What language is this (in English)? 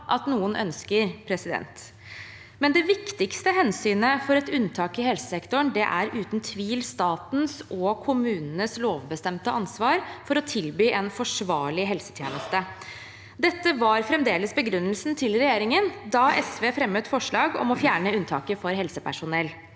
Norwegian